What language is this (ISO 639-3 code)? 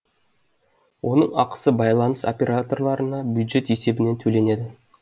kaz